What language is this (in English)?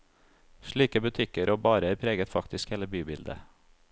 Norwegian